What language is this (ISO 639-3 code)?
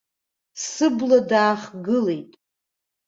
abk